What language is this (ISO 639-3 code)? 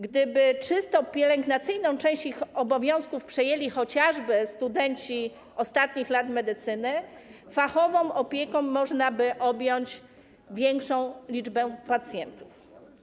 pol